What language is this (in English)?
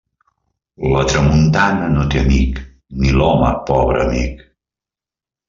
Catalan